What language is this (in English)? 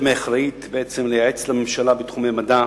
Hebrew